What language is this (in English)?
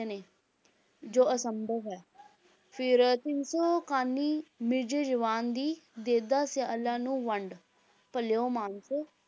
Punjabi